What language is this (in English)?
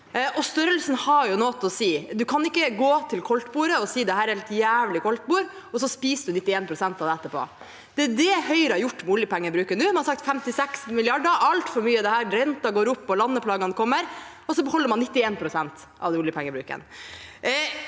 Norwegian